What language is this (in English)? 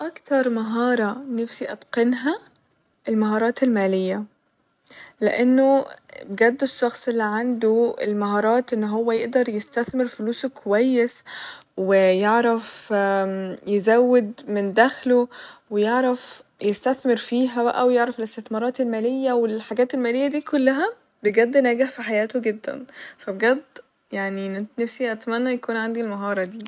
Egyptian Arabic